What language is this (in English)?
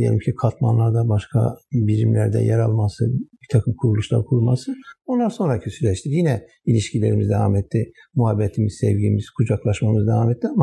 Turkish